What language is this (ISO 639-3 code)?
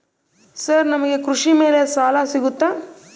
kan